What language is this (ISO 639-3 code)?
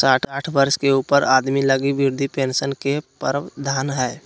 mag